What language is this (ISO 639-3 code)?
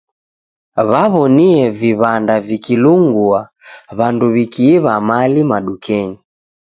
dav